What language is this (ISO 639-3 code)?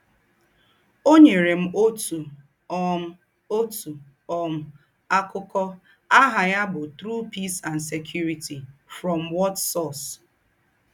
ibo